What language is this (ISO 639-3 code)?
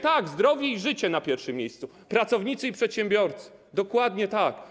pol